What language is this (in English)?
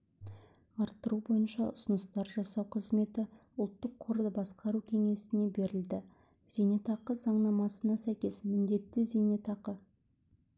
Kazakh